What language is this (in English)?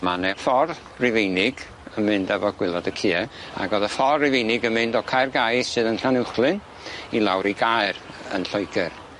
Welsh